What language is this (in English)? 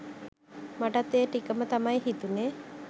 Sinhala